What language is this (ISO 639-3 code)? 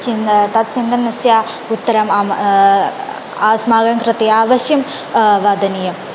san